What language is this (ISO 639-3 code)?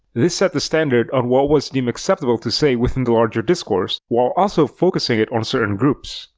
eng